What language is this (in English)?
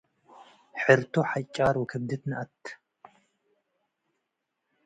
Tigre